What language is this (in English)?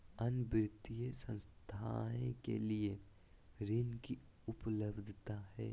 Magahi